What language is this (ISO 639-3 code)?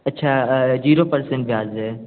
hin